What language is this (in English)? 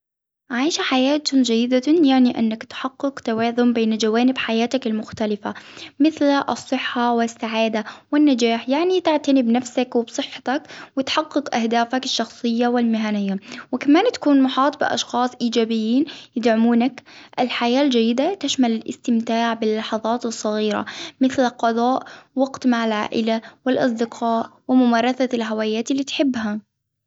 Hijazi Arabic